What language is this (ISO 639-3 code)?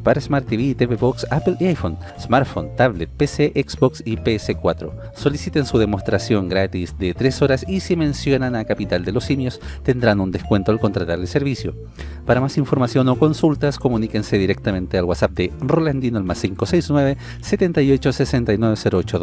spa